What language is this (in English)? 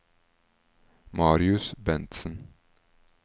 Norwegian